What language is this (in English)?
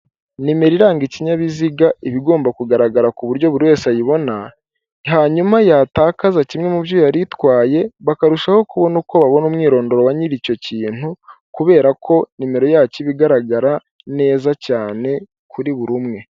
Kinyarwanda